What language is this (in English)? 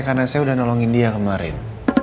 Indonesian